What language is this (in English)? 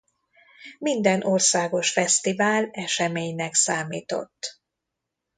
Hungarian